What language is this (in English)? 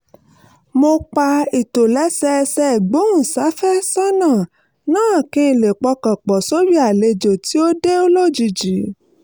Yoruba